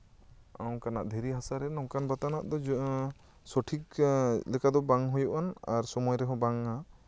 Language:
Santali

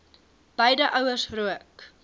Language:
Afrikaans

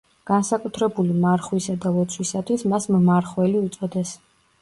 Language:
Georgian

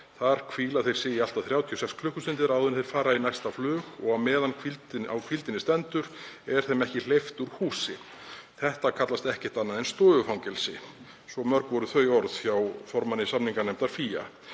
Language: Icelandic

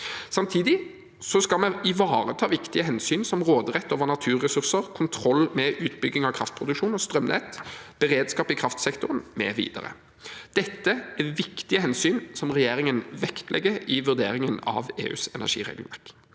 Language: Norwegian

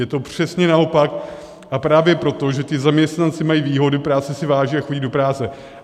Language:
Czech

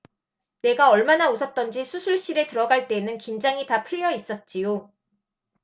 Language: Korean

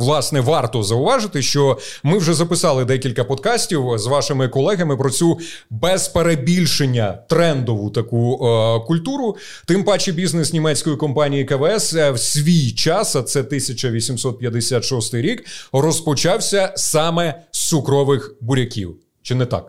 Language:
Ukrainian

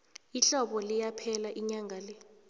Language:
South Ndebele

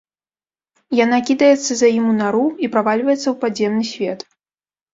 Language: Belarusian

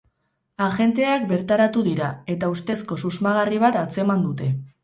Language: Basque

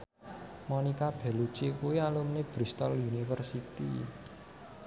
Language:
Javanese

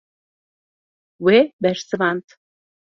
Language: Kurdish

